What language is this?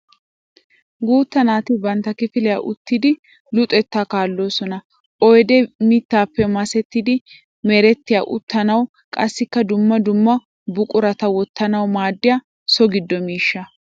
Wolaytta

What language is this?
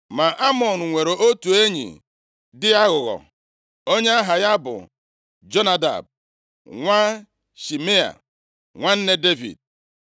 Igbo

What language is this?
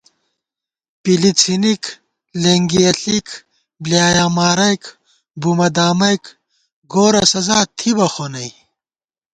Gawar-Bati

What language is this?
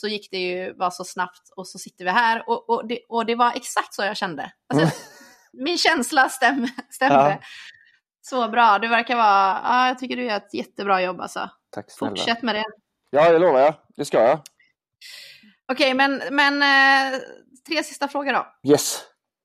Swedish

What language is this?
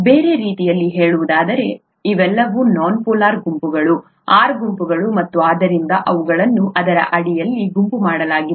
Kannada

